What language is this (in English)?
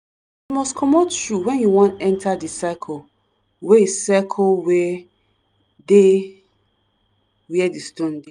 Nigerian Pidgin